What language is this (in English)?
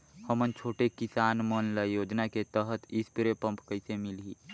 Chhattisgarhi